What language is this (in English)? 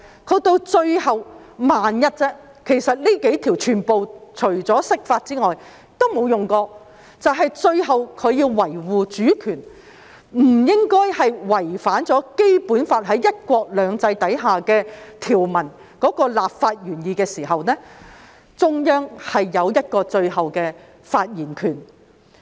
Cantonese